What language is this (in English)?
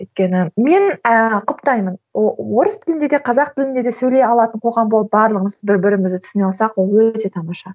Kazakh